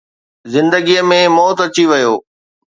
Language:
Sindhi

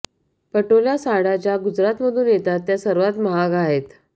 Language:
Marathi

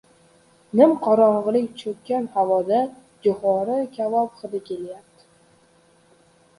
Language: Uzbek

